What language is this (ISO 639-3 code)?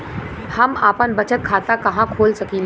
bho